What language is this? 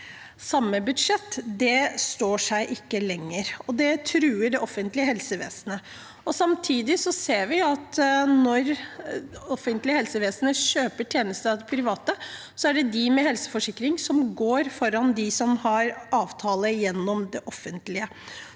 Norwegian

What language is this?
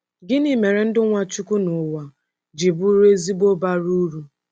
Igbo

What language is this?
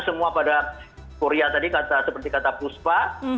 Indonesian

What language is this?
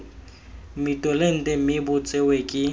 Tswana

